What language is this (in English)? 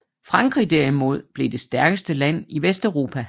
Danish